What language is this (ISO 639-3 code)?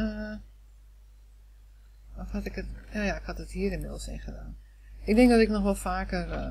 nld